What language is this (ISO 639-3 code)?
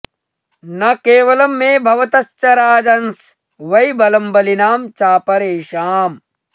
san